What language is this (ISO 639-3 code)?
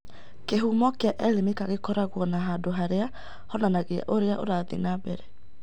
kik